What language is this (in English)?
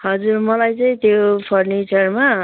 Nepali